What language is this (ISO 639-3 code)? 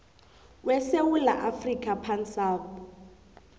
nbl